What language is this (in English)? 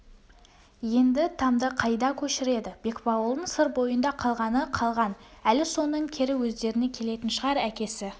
Kazakh